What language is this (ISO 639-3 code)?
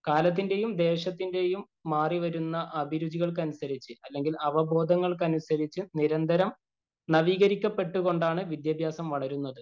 mal